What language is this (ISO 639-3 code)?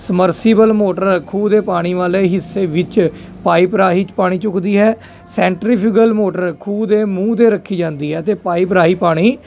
pan